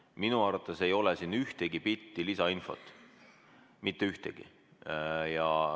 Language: Estonian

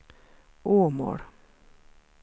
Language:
Swedish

